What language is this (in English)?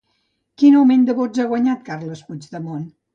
Catalan